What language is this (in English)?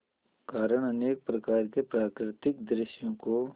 Hindi